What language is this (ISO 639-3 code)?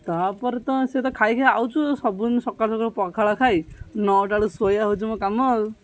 ori